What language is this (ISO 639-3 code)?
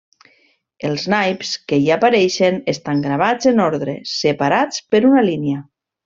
cat